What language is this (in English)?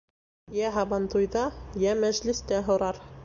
Bashkir